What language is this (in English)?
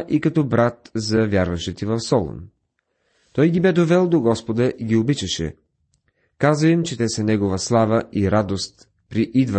Bulgarian